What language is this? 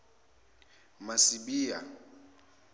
Zulu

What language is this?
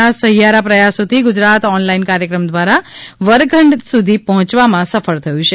Gujarati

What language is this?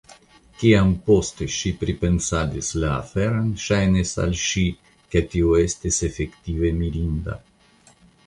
Esperanto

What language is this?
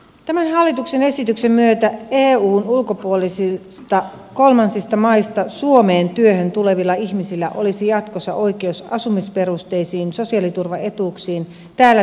Finnish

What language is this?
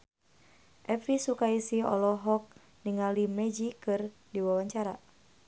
Sundanese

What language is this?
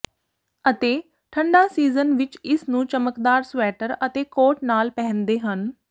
Punjabi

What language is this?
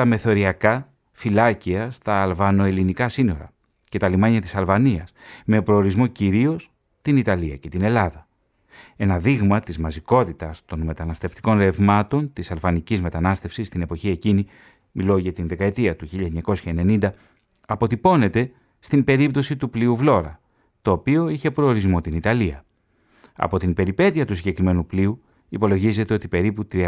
Greek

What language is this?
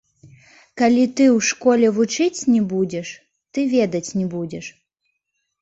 Belarusian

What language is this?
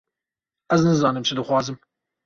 Kurdish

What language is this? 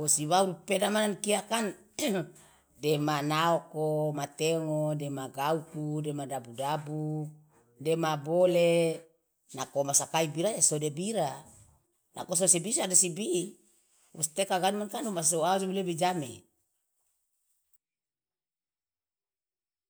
Loloda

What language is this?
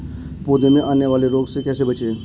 Hindi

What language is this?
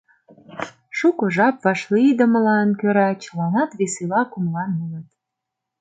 Mari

